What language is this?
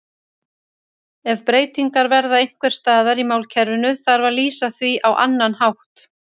Icelandic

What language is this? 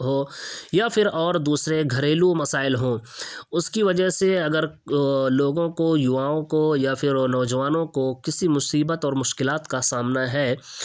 Urdu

